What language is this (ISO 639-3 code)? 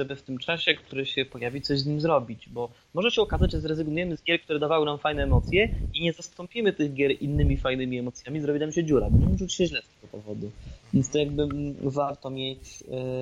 pol